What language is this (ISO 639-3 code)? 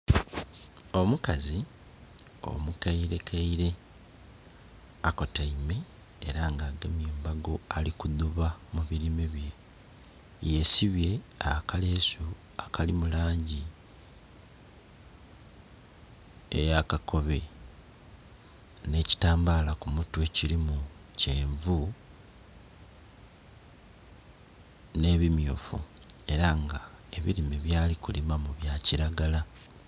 xog